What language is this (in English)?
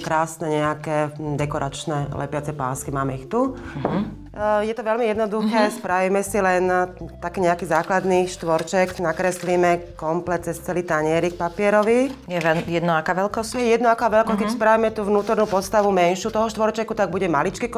Czech